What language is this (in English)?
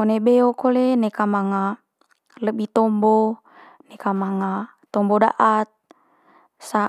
Manggarai